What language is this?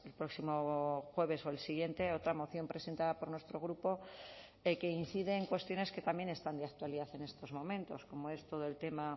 Spanish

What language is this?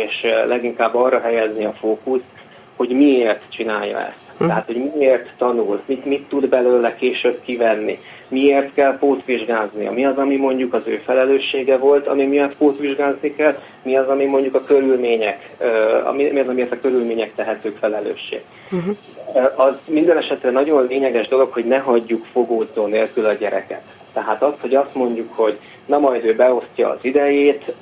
Hungarian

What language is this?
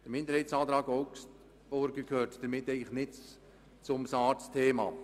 Swiss German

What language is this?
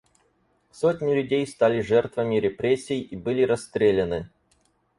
Russian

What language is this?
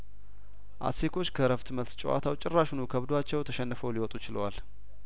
Amharic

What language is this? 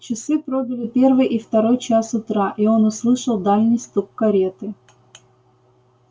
Russian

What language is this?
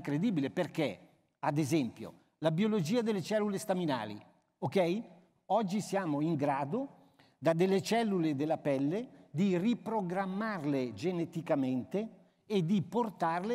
Italian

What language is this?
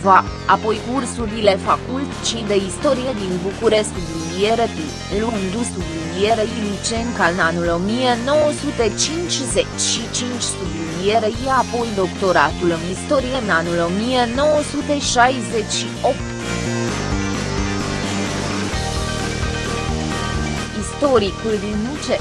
Romanian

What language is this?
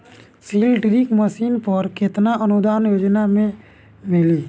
Bhojpuri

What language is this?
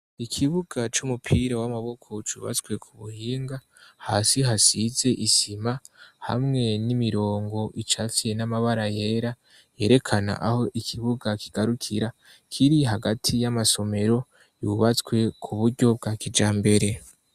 Rundi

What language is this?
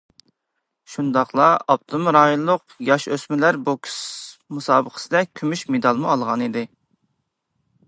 Uyghur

